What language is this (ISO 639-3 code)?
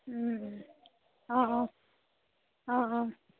asm